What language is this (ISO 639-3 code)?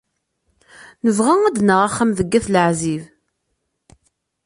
kab